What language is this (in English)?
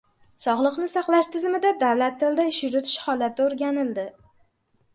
Uzbek